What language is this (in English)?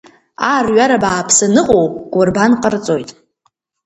Abkhazian